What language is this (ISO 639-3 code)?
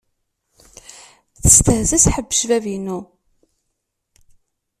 kab